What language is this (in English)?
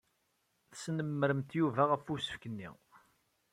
Kabyle